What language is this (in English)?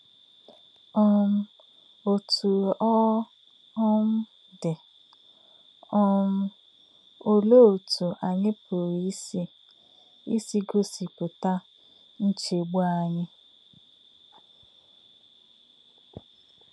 Igbo